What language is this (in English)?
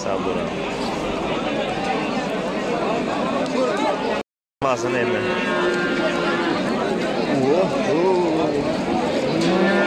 Turkish